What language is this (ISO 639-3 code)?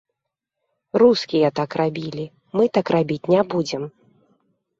bel